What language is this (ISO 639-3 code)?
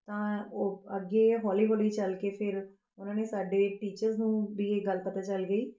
pan